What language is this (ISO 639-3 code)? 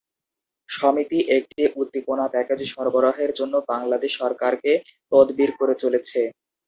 ben